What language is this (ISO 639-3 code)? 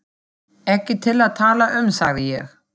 isl